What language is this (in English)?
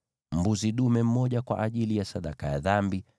Swahili